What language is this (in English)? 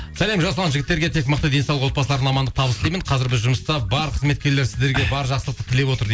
Kazakh